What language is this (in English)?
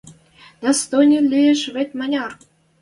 Western Mari